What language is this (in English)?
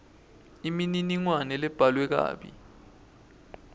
Swati